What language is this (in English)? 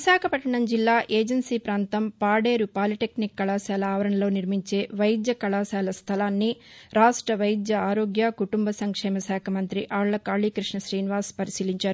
Telugu